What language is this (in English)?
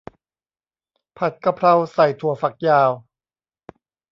Thai